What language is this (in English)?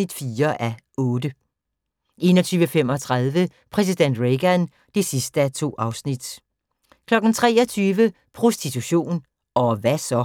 Danish